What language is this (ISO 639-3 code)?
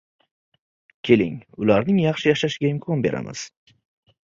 uzb